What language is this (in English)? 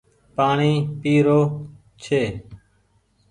Goaria